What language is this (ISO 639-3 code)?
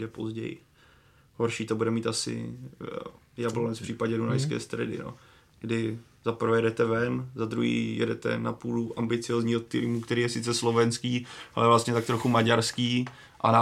ces